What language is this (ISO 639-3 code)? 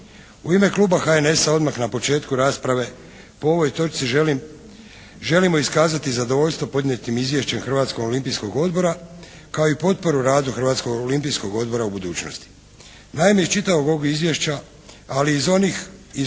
hrv